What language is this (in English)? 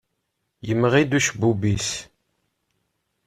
Kabyle